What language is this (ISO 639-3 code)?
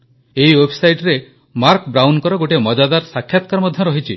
ori